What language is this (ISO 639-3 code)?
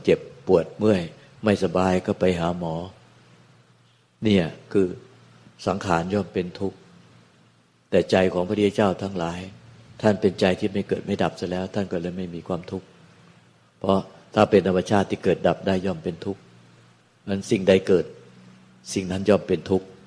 tha